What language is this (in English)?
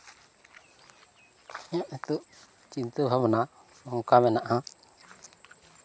Santali